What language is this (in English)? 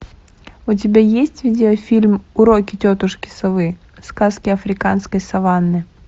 Russian